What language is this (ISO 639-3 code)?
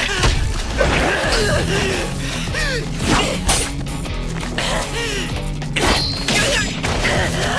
jpn